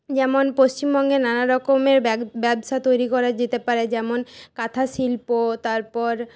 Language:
Bangla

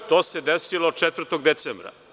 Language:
Serbian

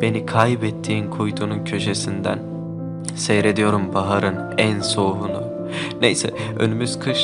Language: Turkish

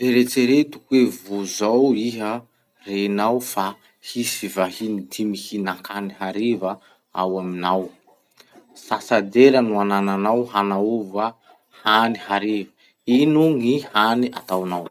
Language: Masikoro Malagasy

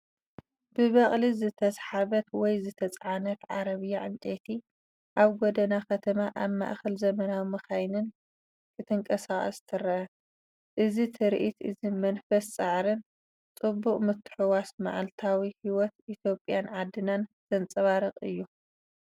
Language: Tigrinya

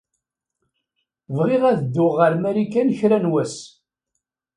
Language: Kabyle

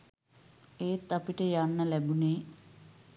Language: Sinhala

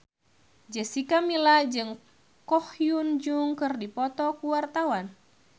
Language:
Sundanese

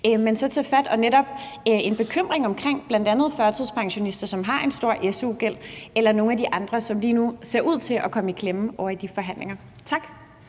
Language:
Danish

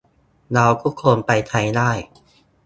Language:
Thai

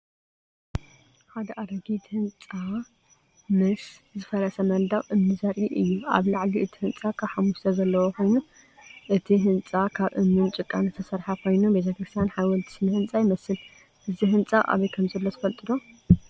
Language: Tigrinya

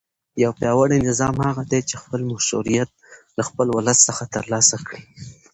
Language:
Pashto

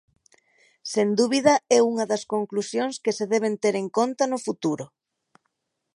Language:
Galician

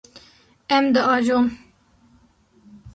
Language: Kurdish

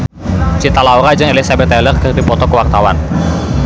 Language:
Sundanese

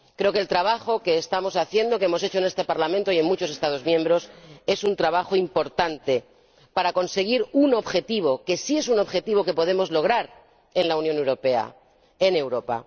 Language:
Spanish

